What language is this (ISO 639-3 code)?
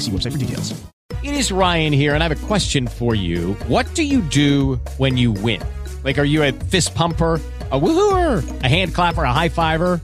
spa